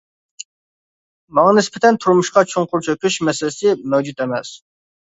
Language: Uyghur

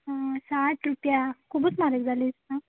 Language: Konkani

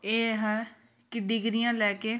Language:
Punjabi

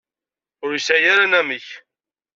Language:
Kabyle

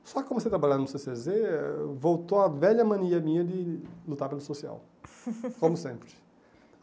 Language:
Portuguese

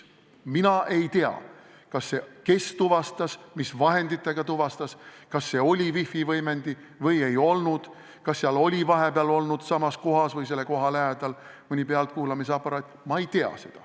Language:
Estonian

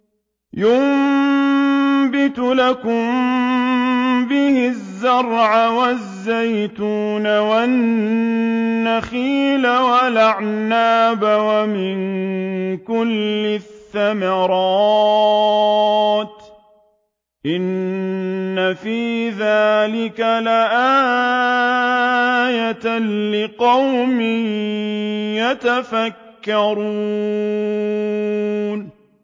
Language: Arabic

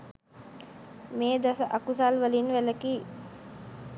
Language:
Sinhala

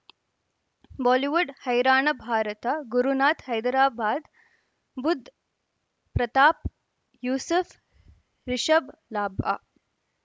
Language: Kannada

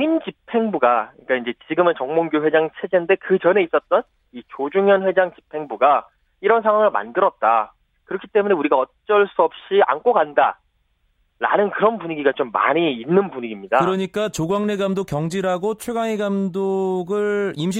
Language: Korean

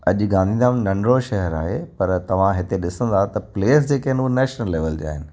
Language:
Sindhi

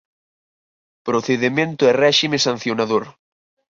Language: Galician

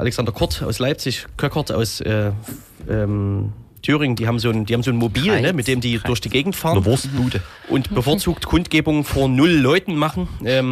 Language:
German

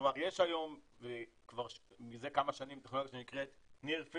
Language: Hebrew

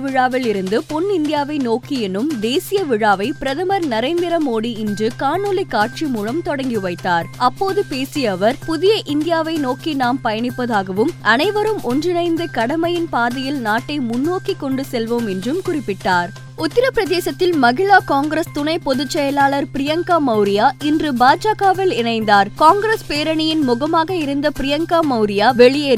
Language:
Tamil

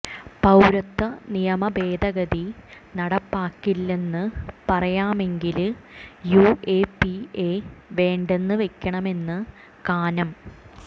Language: Malayalam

